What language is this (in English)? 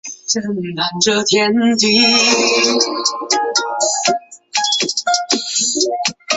Chinese